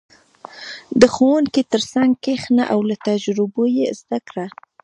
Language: Pashto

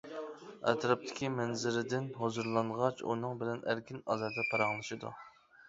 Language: Uyghur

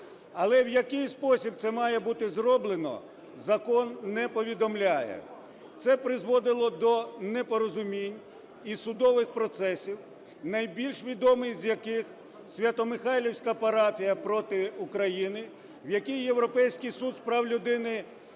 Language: Ukrainian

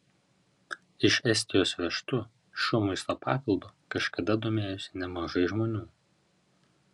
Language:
Lithuanian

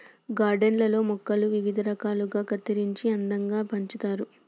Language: Telugu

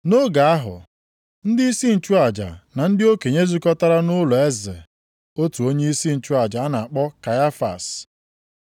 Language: Igbo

